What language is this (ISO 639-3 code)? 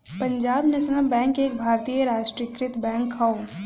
bho